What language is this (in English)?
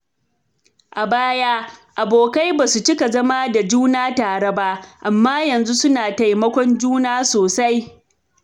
Hausa